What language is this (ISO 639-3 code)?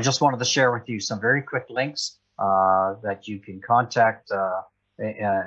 eng